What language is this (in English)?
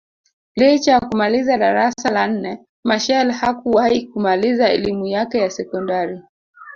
Swahili